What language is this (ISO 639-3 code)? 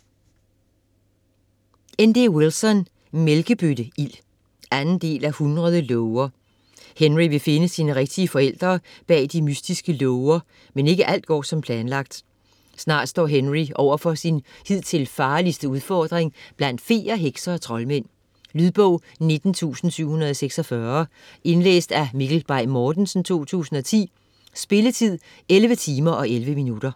dan